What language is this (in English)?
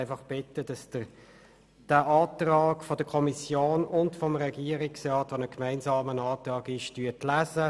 Swiss German